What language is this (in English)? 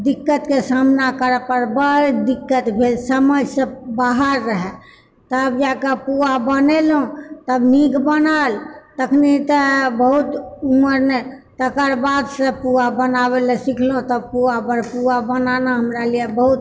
Maithili